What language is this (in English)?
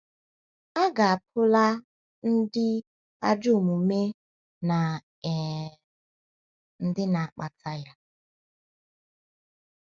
Igbo